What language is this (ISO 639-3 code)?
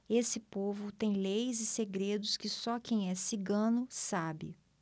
por